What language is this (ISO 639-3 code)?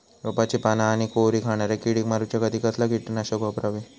mar